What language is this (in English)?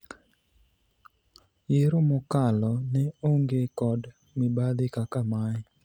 Luo (Kenya and Tanzania)